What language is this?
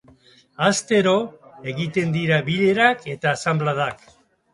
Basque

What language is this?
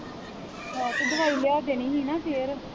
Punjabi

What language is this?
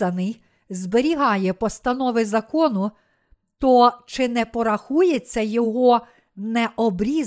Ukrainian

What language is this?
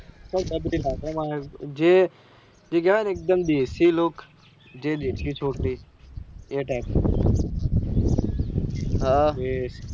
Gujarati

